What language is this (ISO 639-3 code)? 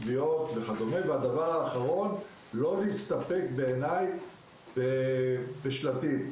heb